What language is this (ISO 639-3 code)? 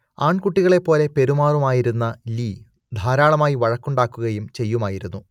mal